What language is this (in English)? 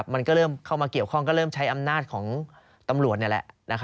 Thai